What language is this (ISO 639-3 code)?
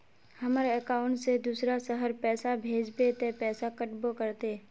mag